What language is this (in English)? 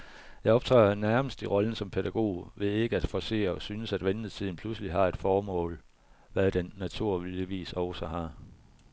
Danish